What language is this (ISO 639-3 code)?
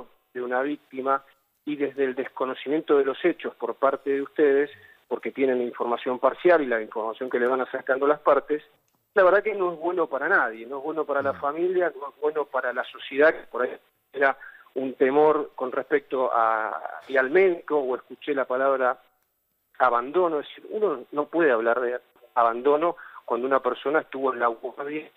spa